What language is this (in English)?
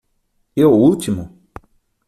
Portuguese